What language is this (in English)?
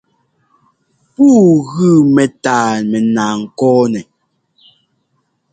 Ngomba